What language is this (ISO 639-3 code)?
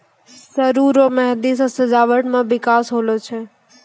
mai